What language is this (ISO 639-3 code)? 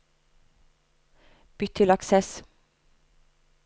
nor